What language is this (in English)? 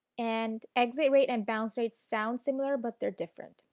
English